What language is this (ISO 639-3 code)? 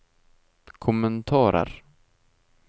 nor